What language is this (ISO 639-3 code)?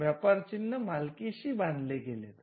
mar